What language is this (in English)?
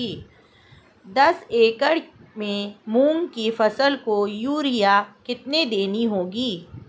Hindi